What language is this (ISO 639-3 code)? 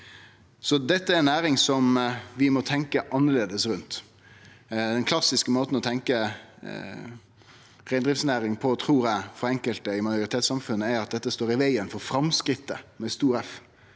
nor